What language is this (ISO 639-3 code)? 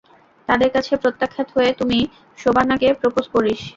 ben